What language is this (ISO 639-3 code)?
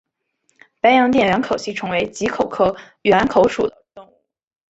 zho